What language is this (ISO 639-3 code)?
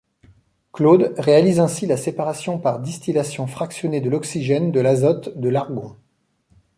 fra